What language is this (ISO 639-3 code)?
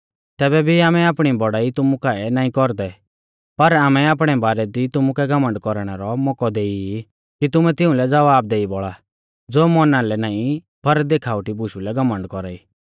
bfz